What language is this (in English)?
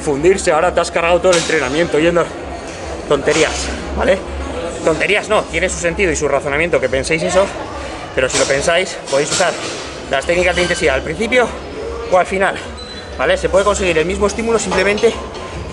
Spanish